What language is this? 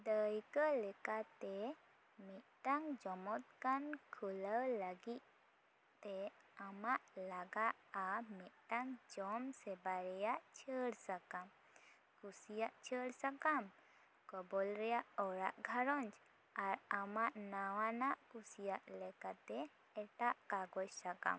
Santali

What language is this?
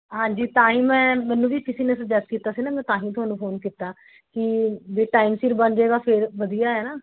Punjabi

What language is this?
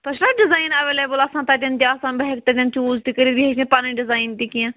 Kashmiri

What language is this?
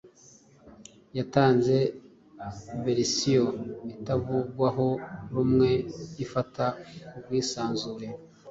Kinyarwanda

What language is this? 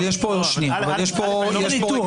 Hebrew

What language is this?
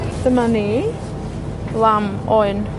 Welsh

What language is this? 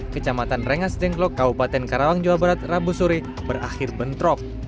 Indonesian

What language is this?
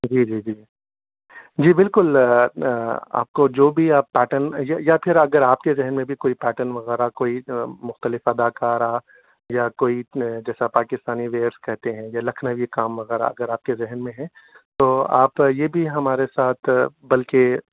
Urdu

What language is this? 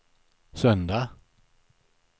Swedish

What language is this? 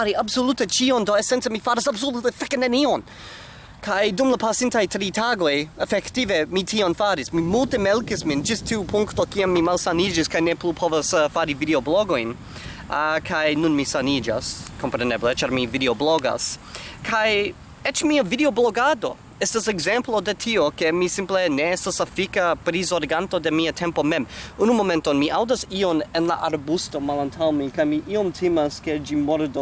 Italian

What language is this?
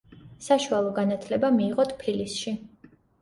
Georgian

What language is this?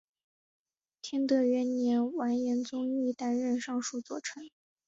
Chinese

